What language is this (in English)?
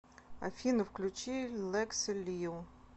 Russian